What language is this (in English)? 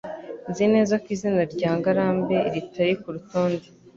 Kinyarwanda